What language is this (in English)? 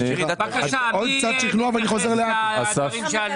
Hebrew